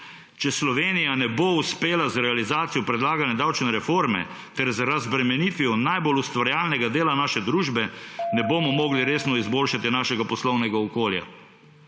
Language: Slovenian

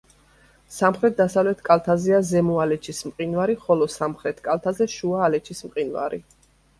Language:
Georgian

